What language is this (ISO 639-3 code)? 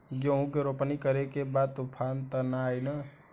bho